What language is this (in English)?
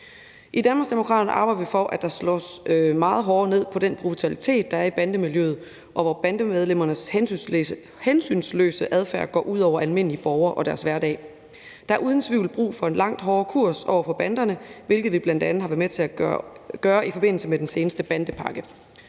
Danish